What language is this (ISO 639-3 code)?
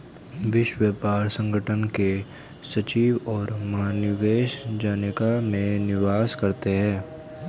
hin